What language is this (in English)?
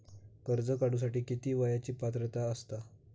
Marathi